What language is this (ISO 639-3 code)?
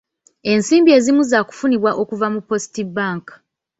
lug